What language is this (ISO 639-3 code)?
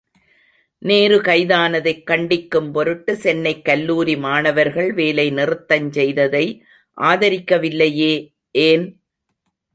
tam